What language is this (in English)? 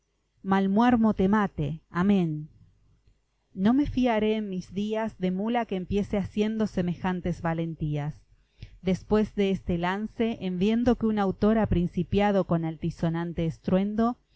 Spanish